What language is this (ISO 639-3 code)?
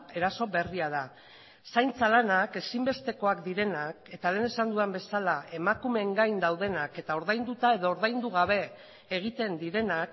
eus